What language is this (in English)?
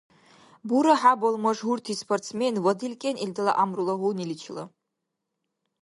Dargwa